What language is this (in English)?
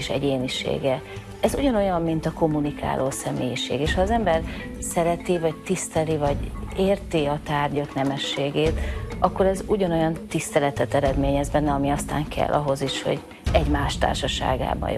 Hungarian